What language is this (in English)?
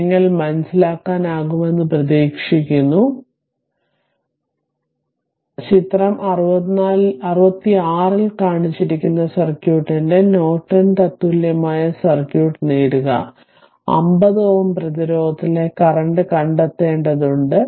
Malayalam